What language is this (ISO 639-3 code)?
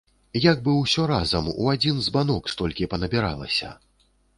bel